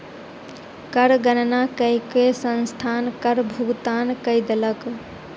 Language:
Maithili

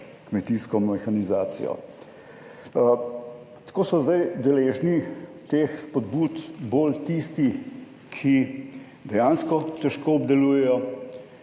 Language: Slovenian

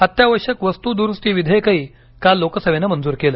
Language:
Marathi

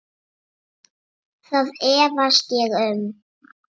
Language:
Icelandic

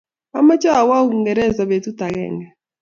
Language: Kalenjin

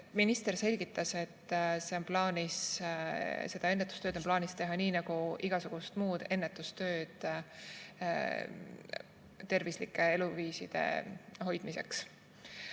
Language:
Estonian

